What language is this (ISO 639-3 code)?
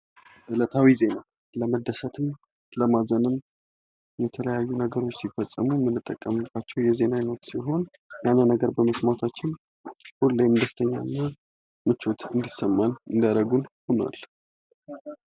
amh